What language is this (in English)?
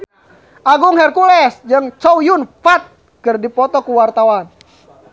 Sundanese